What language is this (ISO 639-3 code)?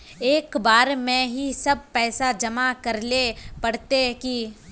mag